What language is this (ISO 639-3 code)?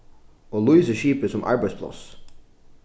fao